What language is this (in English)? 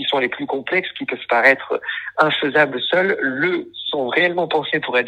French